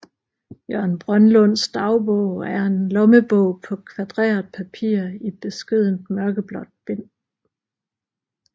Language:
Danish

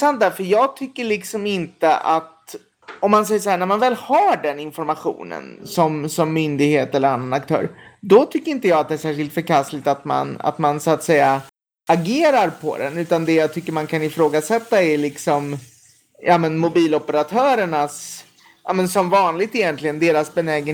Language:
Swedish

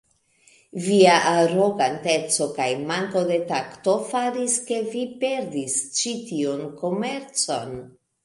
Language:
Esperanto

